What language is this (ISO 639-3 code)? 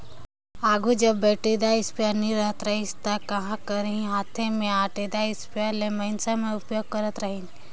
hne